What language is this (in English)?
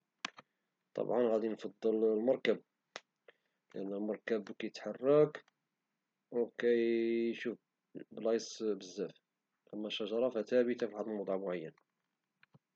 Moroccan Arabic